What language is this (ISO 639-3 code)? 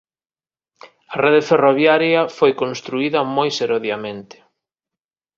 glg